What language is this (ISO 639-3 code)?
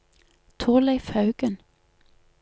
nor